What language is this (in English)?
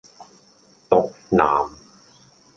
Cantonese